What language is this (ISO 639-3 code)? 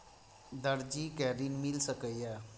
mai